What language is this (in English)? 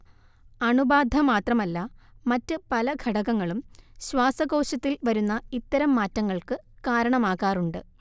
Malayalam